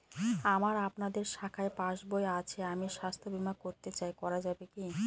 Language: Bangla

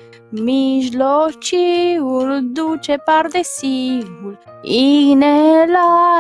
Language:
Romanian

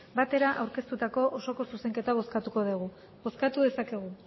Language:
Basque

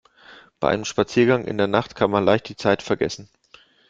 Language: German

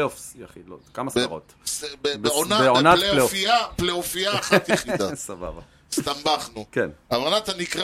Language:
Hebrew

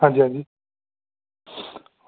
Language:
Dogri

